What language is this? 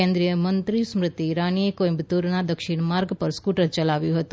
Gujarati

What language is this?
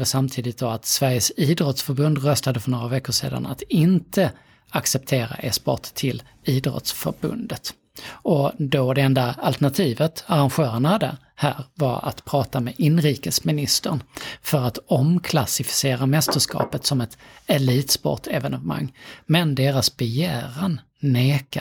Swedish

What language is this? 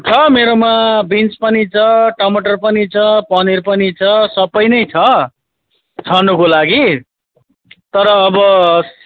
Nepali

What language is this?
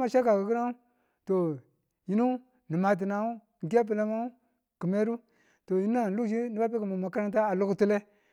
Tula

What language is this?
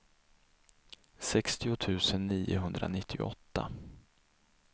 Swedish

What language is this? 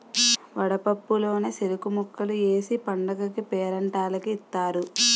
Telugu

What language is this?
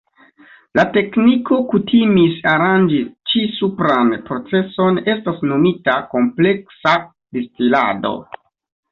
Esperanto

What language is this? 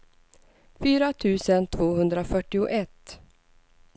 Swedish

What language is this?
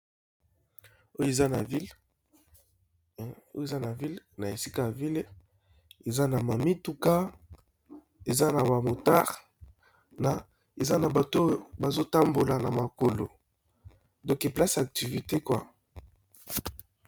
Lingala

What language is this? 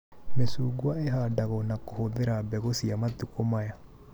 Kikuyu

